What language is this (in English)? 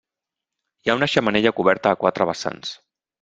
Catalan